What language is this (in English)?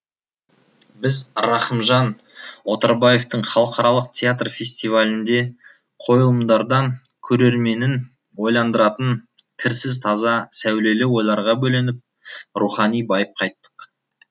Kazakh